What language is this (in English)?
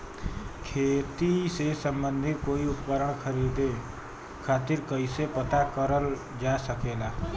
Bhojpuri